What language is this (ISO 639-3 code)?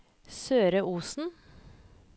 nor